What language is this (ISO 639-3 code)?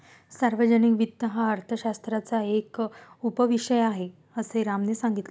mar